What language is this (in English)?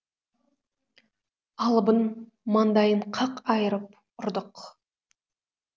Kazakh